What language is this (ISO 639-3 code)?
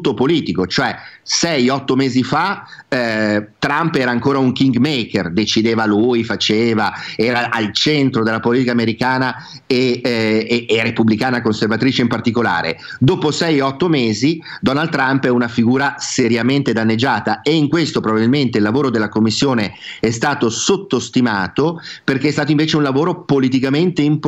ita